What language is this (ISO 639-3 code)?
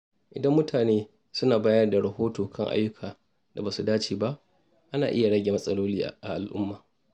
hau